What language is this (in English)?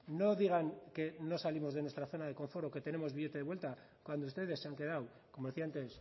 Spanish